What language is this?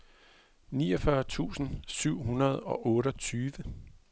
Danish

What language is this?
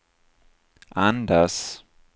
Swedish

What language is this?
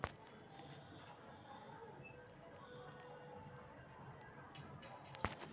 Magahi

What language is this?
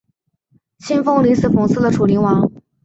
Chinese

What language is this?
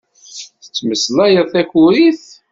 Kabyle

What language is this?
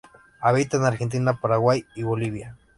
Spanish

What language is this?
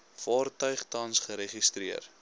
Afrikaans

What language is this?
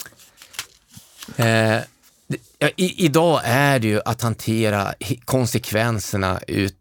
Swedish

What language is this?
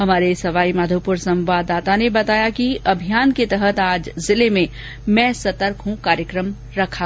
Hindi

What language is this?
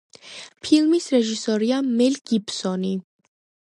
Georgian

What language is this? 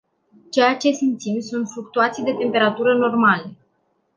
Romanian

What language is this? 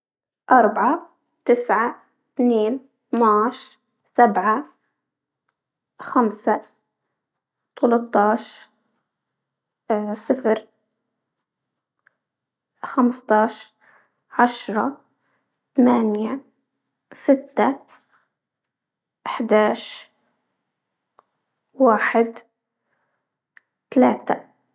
Libyan Arabic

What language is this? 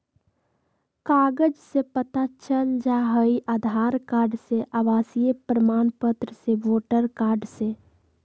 Magahi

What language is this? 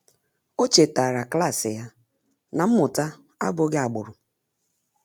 Igbo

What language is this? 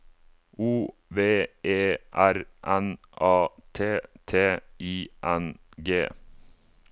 Norwegian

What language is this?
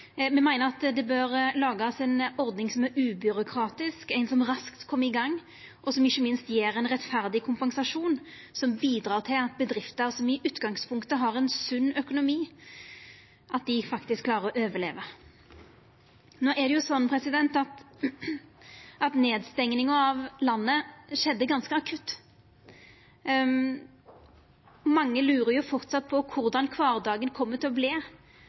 Norwegian Nynorsk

